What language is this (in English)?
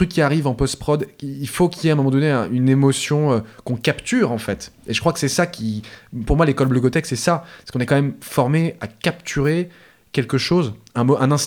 French